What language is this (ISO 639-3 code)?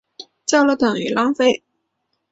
zho